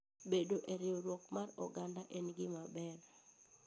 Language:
Luo (Kenya and Tanzania)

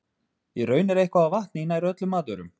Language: Icelandic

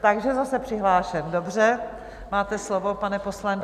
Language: Czech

